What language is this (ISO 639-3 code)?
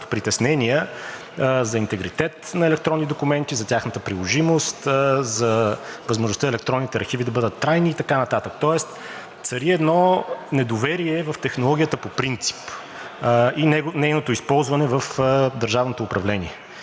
bul